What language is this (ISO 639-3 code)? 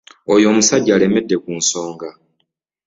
lug